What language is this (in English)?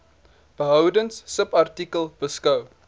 Afrikaans